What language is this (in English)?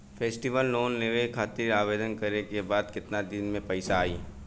Bhojpuri